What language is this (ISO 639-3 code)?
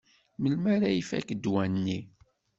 kab